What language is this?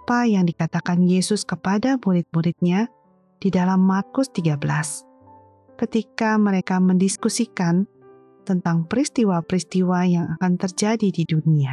Indonesian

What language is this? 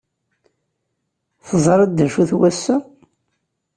Kabyle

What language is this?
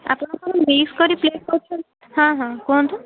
Odia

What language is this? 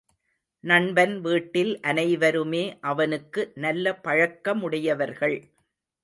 Tamil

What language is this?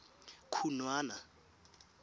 Tswana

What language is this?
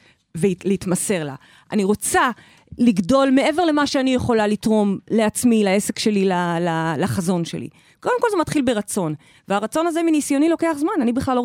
Hebrew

